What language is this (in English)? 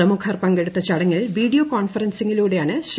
Malayalam